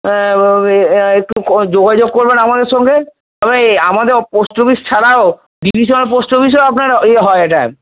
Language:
Bangla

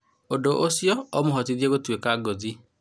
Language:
Kikuyu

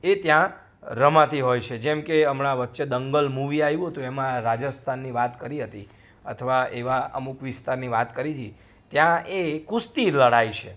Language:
Gujarati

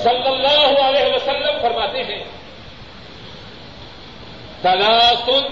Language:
Urdu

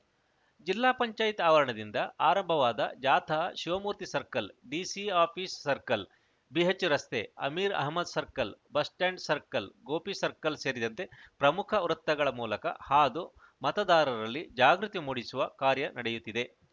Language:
Kannada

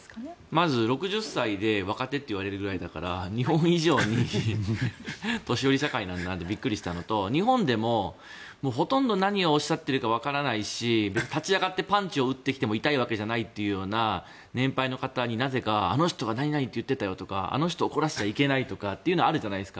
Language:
Japanese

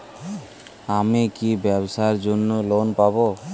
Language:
Bangla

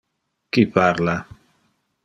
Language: Interlingua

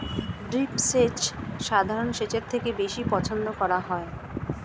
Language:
Bangla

